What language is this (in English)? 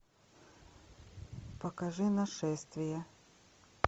Russian